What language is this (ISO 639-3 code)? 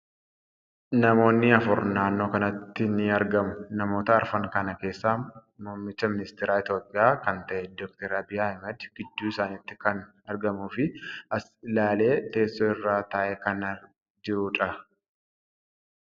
orm